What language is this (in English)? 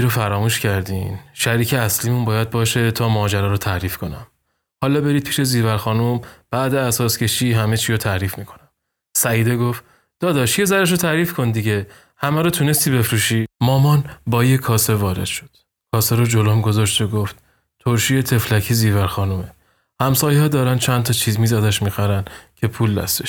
Persian